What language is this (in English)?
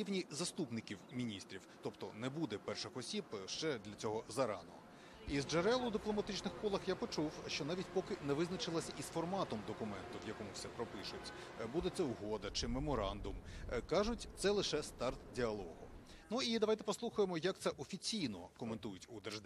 Ukrainian